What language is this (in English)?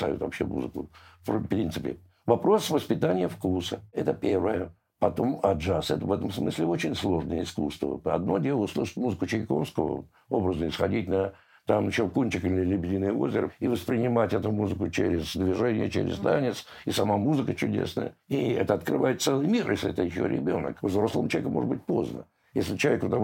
Russian